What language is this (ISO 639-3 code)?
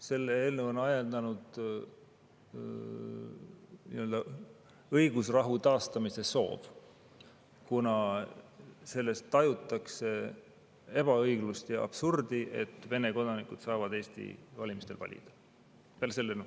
est